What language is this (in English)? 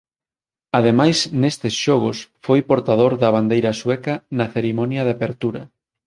Galician